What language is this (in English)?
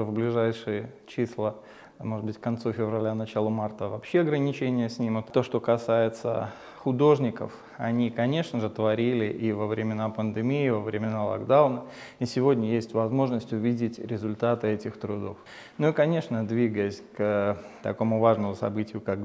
Russian